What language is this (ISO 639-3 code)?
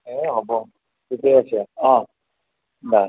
asm